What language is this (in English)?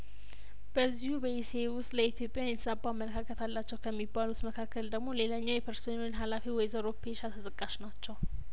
Amharic